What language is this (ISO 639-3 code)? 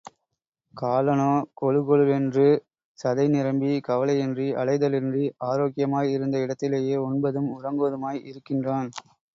tam